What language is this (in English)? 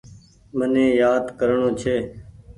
Goaria